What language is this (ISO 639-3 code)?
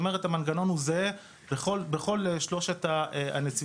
heb